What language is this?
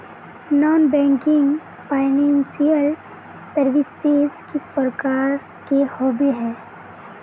Magahi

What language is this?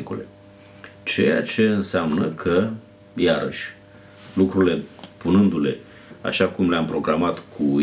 Romanian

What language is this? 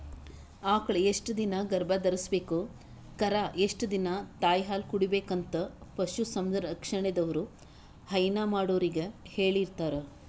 Kannada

